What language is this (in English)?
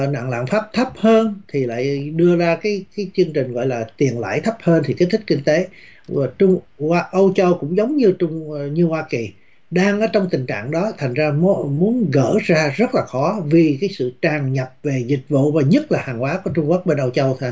Vietnamese